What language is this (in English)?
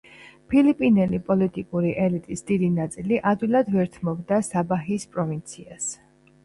Georgian